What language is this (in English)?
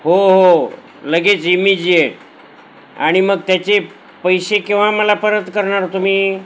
Marathi